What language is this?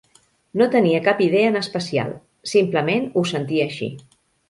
Catalan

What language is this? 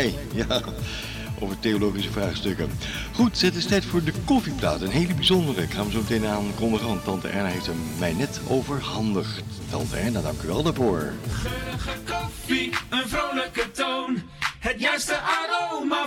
Dutch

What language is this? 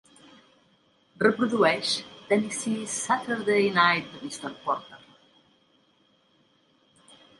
Catalan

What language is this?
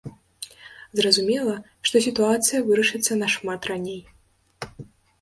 Belarusian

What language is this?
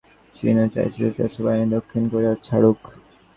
Bangla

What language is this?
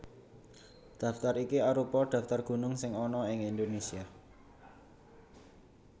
Javanese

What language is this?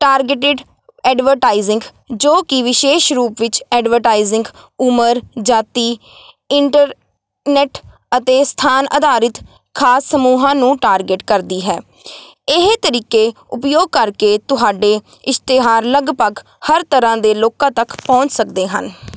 Punjabi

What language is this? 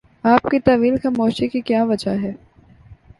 Urdu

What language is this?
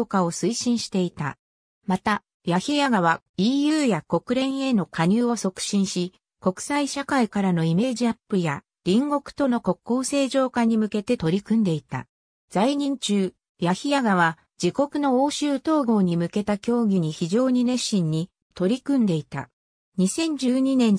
Japanese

